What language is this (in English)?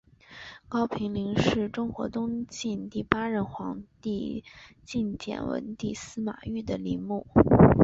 Chinese